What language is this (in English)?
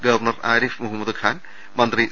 Malayalam